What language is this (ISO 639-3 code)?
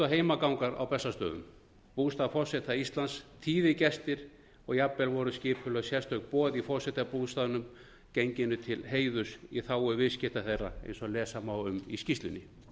isl